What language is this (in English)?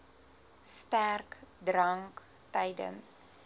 Afrikaans